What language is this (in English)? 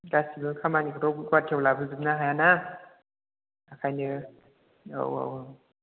Bodo